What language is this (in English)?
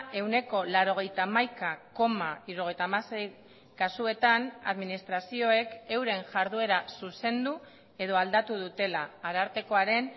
Basque